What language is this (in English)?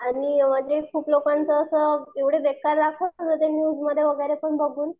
Marathi